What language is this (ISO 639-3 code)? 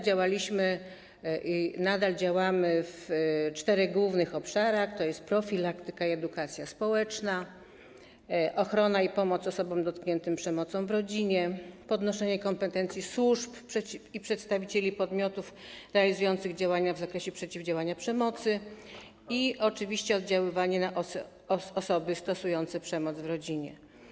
pol